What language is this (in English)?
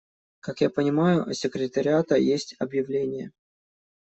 Russian